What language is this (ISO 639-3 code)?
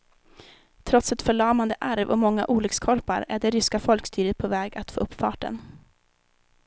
swe